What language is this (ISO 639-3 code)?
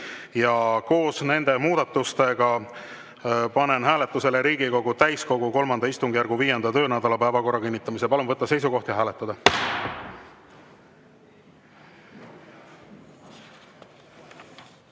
est